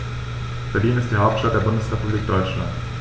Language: German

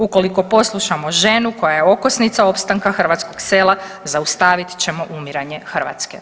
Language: Croatian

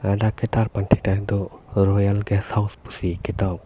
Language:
Karbi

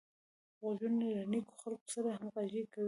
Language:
Pashto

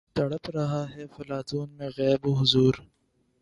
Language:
Urdu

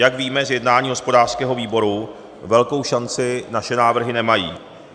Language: Czech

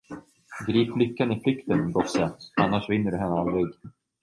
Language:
Swedish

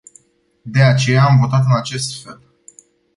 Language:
Romanian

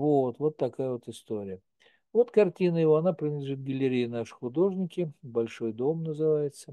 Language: Russian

